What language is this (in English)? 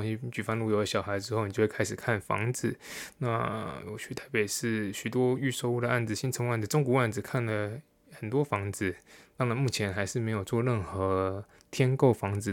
Chinese